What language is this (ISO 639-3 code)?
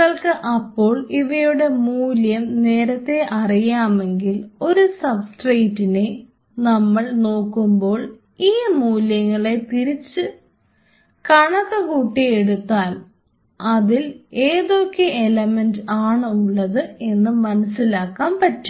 mal